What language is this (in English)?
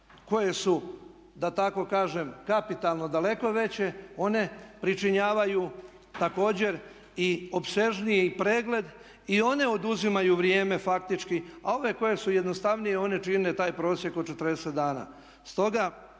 Croatian